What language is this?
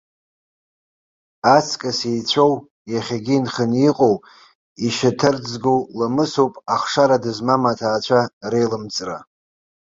Abkhazian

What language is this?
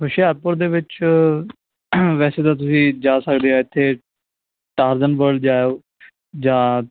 Punjabi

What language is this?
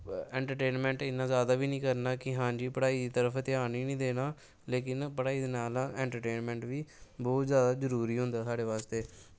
Dogri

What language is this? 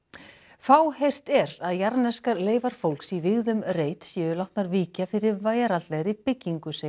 Icelandic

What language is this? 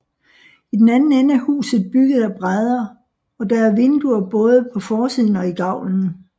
Danish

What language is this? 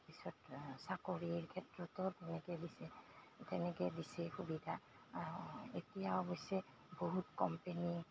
Assamese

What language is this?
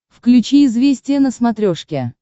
Russian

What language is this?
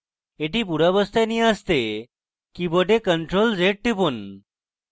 Bangla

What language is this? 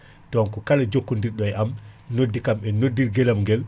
Fula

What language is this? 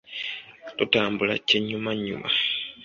Ganda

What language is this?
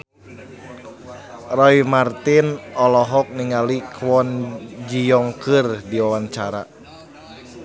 Sundanese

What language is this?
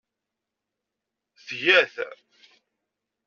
Kabyle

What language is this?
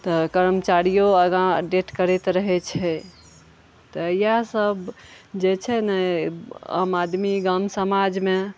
Maithili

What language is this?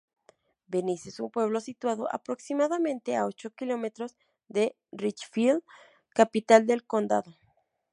Spanish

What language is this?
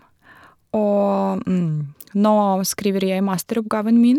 Norwegian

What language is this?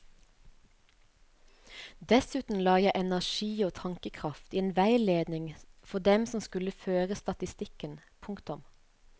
Norwegian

